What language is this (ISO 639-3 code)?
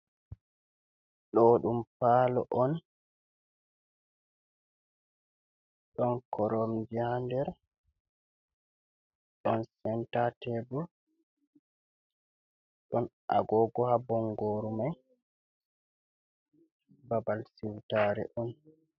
ful